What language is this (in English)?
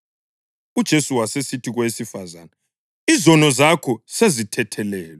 North Ndebele